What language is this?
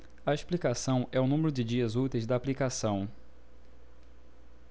Portuguese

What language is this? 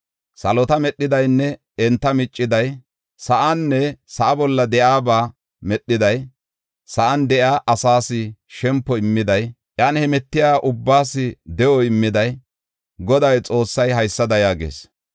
Gofa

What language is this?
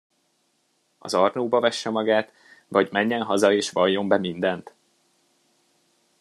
Hungarian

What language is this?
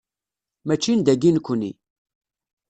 Kabyle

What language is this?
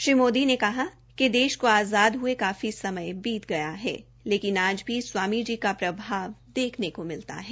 Hindi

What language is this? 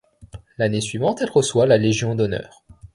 French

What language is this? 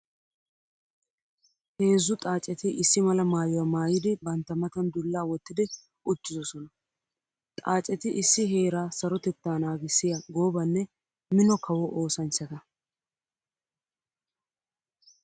Wolaytta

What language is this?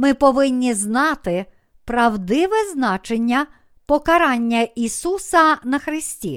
Ukrainian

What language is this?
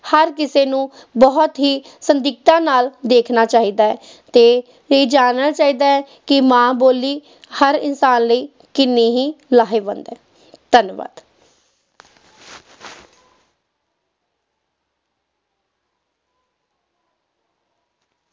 Punjabi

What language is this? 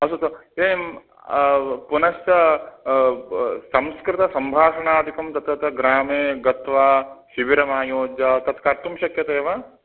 Sanskrit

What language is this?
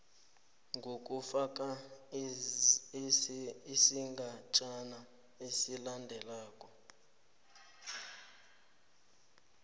South Ndebele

